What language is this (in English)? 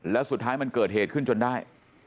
Thai